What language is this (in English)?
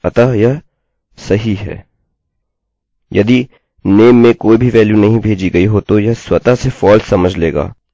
Hindi